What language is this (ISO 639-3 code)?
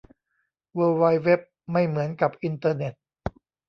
tha